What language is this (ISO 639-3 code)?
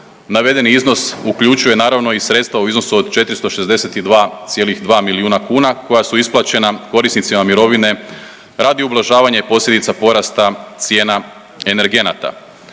hrv